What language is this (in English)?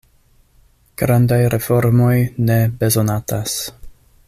Esperanto